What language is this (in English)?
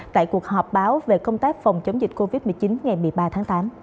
Vietnamese